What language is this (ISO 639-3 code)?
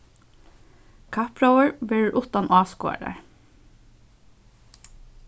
fao